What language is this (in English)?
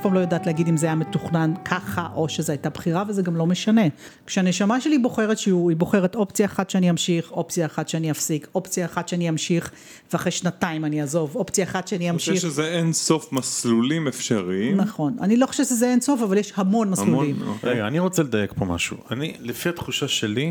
Hebrew